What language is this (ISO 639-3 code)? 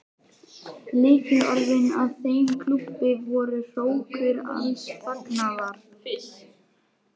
isl